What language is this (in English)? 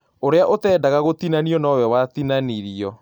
Kikuyu